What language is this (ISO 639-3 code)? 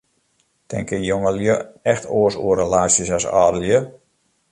fry